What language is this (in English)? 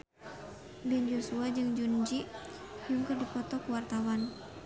Sundanese